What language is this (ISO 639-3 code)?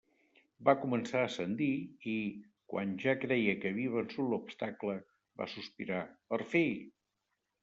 cat